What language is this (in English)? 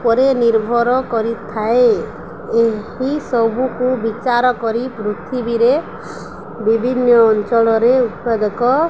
Odia